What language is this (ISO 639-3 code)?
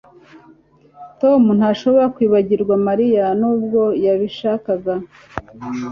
kin